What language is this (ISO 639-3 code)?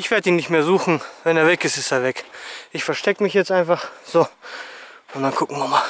deu